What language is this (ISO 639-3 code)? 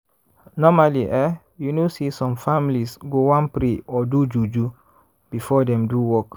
pcm